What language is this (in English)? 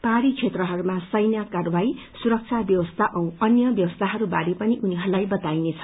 Nepali